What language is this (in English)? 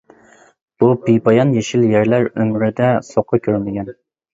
Uyghur